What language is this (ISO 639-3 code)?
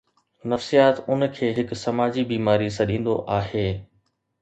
snd